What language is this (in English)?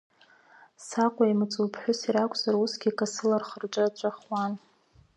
Abkhazian